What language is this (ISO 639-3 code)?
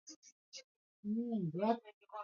swa